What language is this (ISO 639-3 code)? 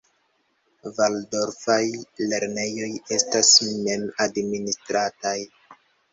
epo